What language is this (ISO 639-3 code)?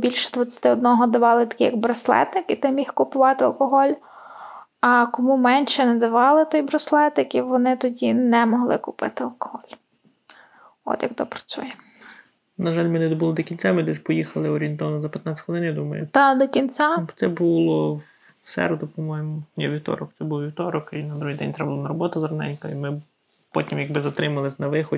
ukr